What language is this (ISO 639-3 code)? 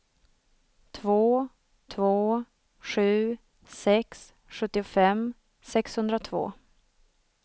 swe